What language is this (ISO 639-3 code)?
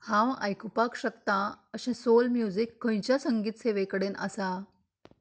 kok